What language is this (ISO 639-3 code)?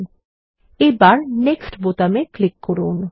ben